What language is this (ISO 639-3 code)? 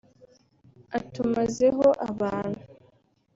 kin